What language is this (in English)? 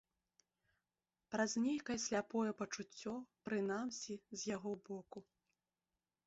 Belarusian